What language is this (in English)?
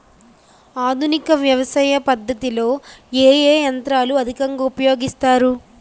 Telugu